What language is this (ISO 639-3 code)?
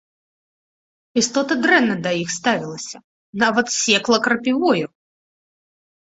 bel